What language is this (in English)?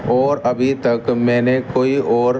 Urdu